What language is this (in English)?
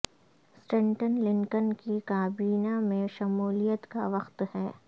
Urdu